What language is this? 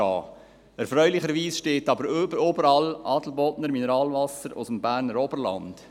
Swiss German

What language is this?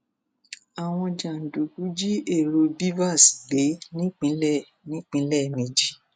Yoruba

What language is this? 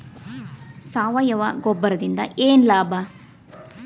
Kannada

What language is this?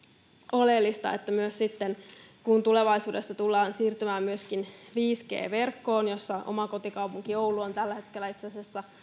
Finnish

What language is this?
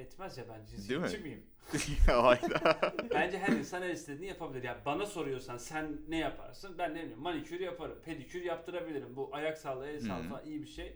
Turkish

